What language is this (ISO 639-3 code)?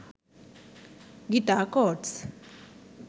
sin